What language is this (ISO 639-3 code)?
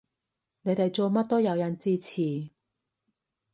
yue